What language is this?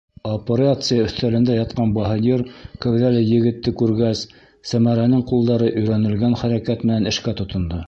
Bashkir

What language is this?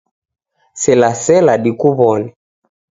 Taita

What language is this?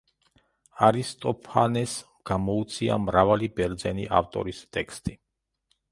Georgian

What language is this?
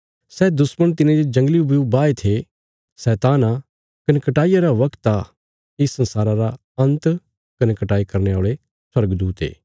Bilaspuri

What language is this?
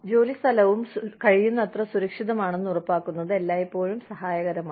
Malayalam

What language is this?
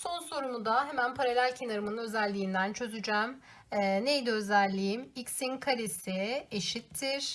Turkish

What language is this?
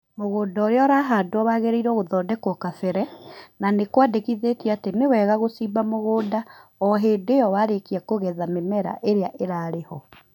Kikuyu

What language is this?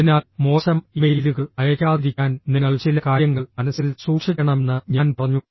Malayalam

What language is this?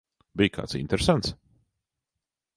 Latvian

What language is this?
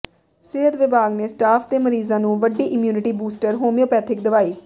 Punjabi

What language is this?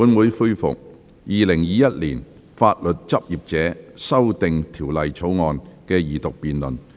Cantonese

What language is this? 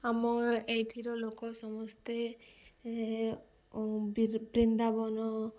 Odia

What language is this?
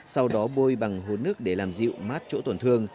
Vietnamese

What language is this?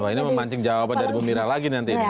Indonesian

